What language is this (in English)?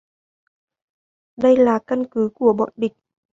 Vietnamese